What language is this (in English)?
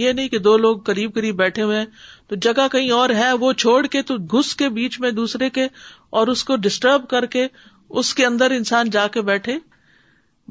Urdu